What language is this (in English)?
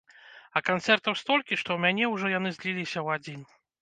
Belarusian